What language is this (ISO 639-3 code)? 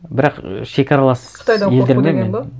kaz